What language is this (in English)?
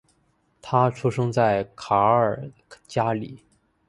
Chinese